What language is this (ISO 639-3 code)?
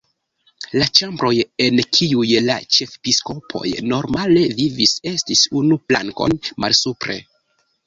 epo